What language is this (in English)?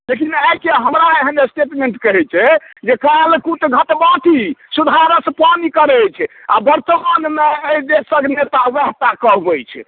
Maithili